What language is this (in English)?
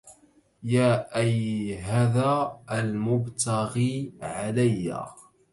Arabic